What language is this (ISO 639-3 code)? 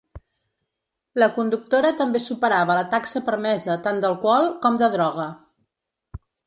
cat